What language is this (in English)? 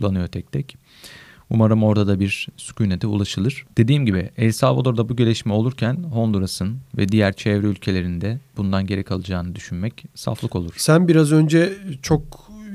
Turkish